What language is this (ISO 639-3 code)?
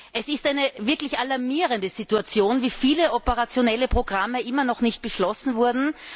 deu